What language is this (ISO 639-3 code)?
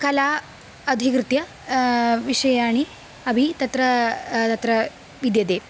san